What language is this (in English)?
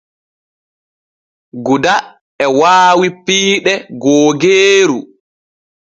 Borgu Fulfulde